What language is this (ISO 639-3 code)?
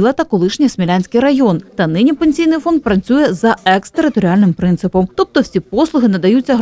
ukr